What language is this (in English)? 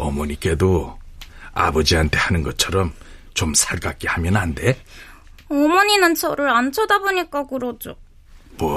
Korean